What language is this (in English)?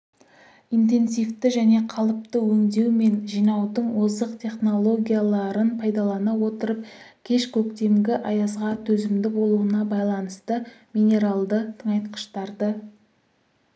Kazakh